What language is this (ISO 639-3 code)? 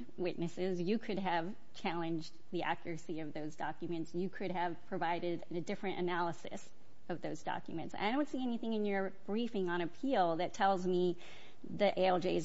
eng